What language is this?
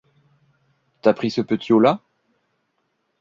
French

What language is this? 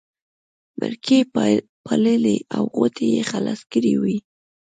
Pashto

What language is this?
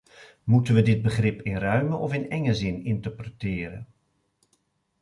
Dutch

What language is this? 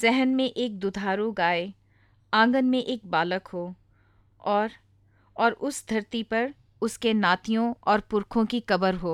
Hindi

